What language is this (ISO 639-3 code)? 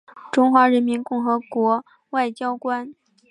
zho